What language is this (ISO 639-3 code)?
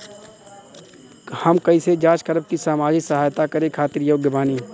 bho